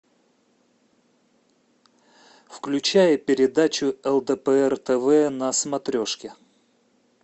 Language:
Russian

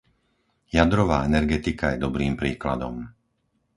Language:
Slovak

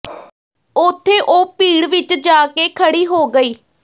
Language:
Punjabi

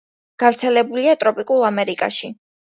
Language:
Georgian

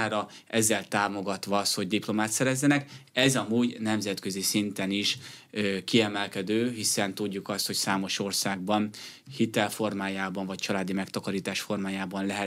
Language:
Hungarian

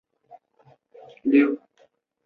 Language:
Chinese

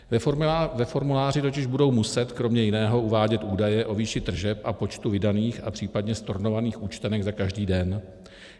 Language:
Czech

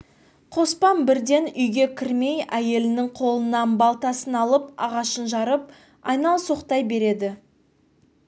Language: Kazakh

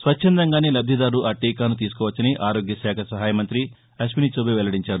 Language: Telugu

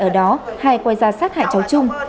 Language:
Vietnamese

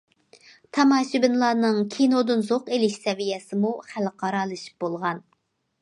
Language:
Uyghur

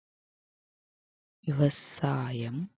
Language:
Tamil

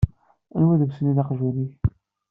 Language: Kabyle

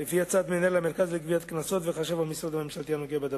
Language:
Hebrew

